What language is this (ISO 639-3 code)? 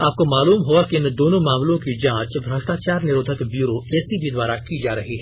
hin